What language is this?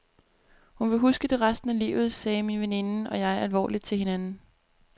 Danish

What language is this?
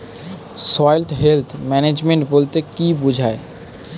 Bangla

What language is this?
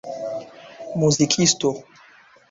Esperanto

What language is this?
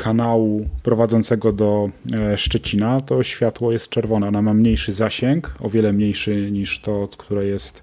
Polish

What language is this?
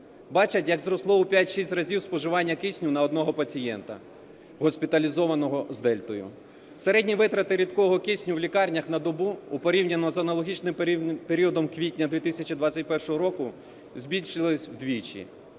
Ukrainian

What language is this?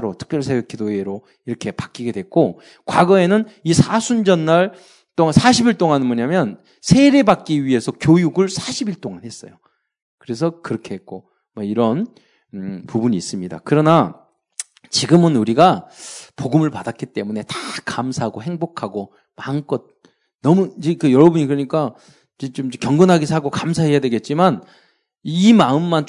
Korean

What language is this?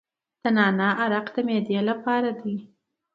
Pashto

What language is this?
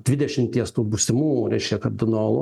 Lithuanian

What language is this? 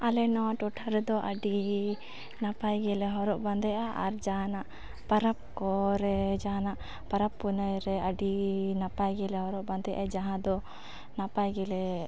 Santali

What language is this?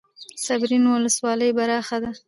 Pashto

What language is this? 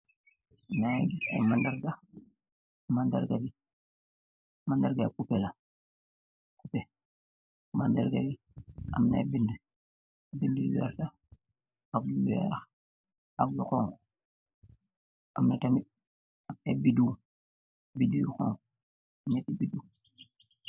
Wolof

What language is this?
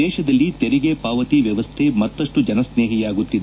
Kannada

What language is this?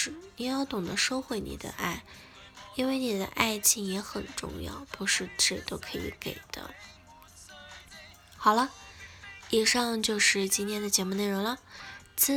Chinese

